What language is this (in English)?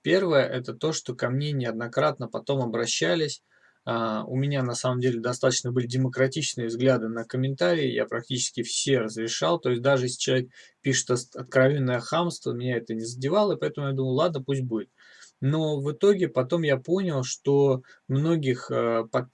Russian